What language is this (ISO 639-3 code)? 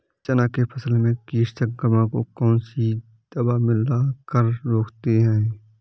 hin